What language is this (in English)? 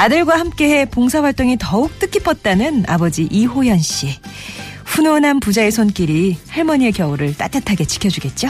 Korean